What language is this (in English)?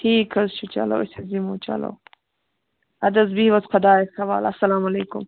Kashmiri